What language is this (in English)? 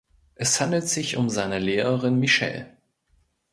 German